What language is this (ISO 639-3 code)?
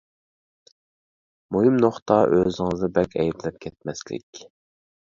uig